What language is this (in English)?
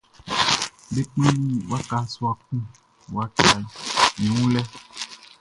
Baoulé